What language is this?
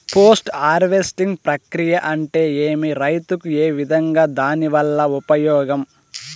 Telugu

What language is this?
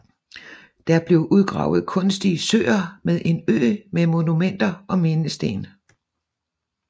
Danish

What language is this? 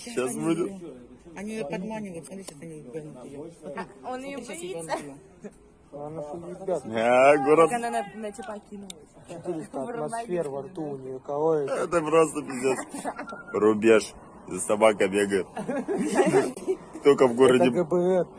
Russian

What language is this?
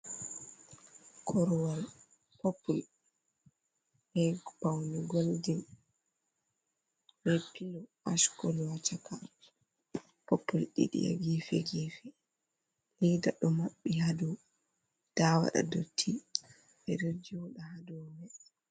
Fula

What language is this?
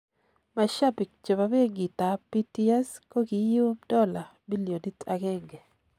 Kalenjin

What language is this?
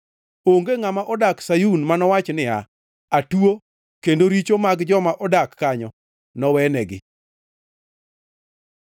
Luo (Kenya and Tanzania)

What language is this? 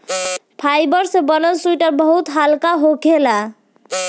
Bhojpuri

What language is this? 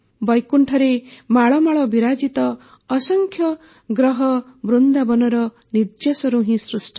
Odia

